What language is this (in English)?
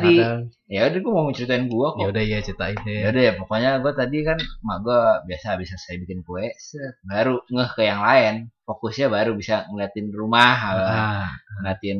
Indonesian